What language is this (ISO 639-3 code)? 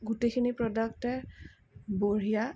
asm